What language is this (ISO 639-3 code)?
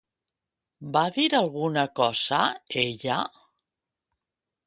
cat